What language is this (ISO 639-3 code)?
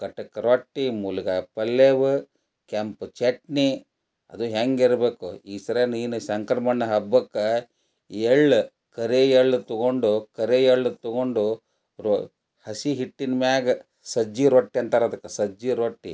kan